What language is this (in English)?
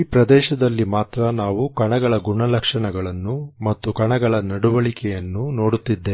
Kannada